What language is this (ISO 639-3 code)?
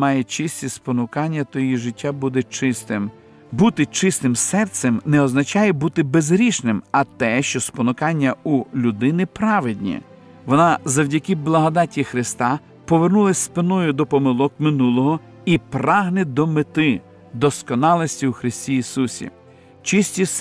ukr